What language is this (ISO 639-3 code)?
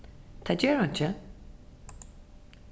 fao